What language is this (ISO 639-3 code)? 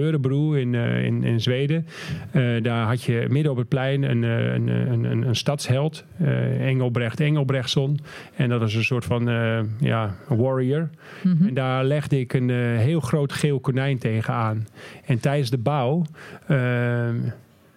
nld